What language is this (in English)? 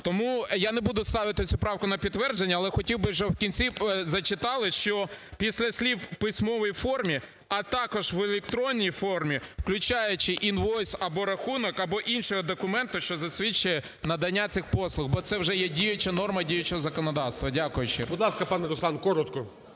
Ukrainian